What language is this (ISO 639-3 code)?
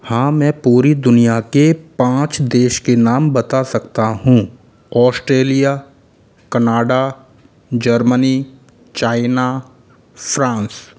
hin